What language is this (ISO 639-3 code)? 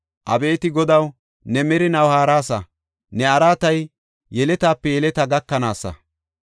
gof